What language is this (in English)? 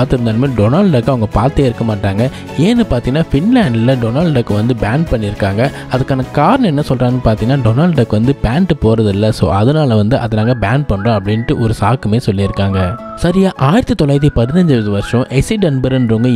Hindi